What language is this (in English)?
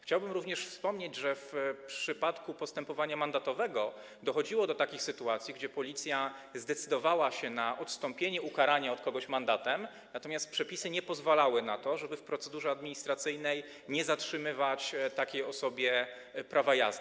Polish